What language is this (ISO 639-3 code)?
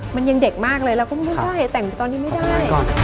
tha